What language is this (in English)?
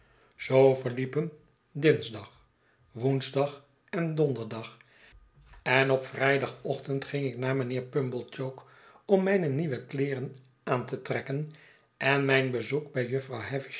Dutch